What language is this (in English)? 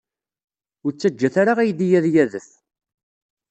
Kabyle